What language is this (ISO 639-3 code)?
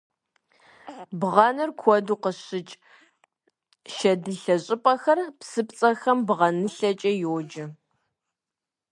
kbd